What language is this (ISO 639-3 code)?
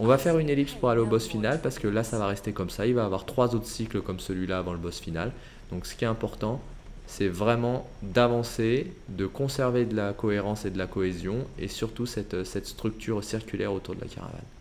fra